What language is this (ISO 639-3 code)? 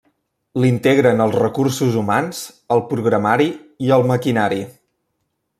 cat